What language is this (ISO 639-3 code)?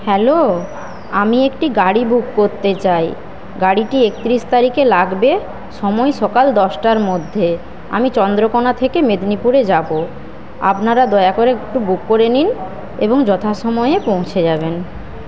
ben